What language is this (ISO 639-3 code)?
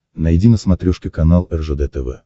rus